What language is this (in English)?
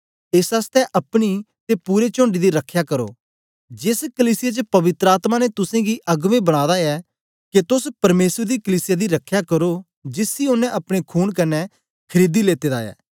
Dogri